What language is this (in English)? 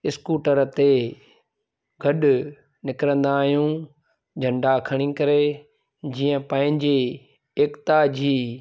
Sindhi